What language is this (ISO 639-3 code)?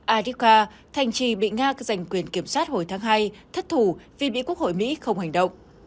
vie